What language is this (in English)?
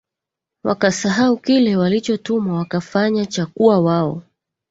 Swahili